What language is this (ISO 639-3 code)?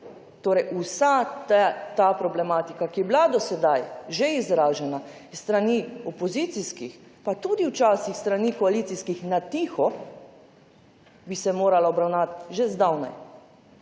slv